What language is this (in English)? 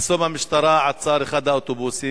Hebrew